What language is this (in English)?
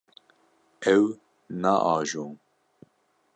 Kurdish